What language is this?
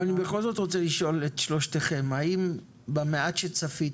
Hebrew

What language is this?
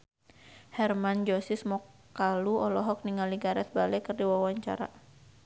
Sundanese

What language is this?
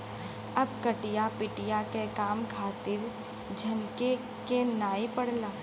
Bhojpuri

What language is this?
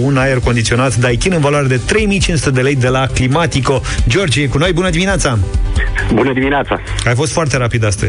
Romanian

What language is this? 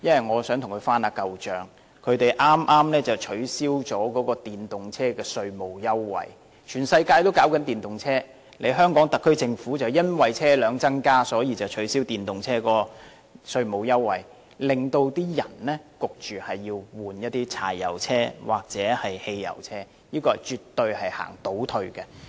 Cantonese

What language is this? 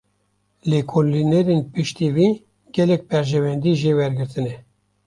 Kurdish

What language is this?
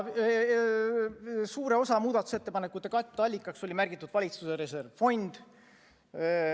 Estonian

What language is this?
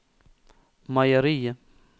Norwegian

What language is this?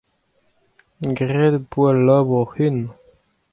Breton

